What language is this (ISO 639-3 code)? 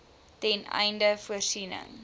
afr